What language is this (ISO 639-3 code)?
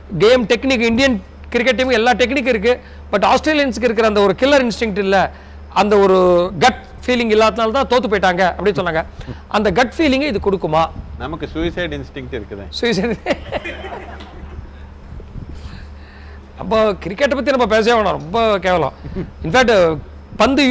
tam